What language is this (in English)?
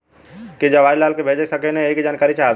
Bhojpuri